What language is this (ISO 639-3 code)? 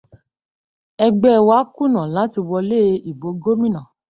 yor